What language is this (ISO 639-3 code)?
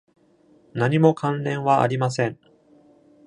jpn